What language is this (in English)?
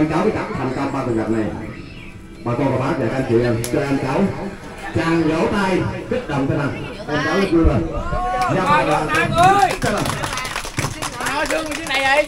Vietnamese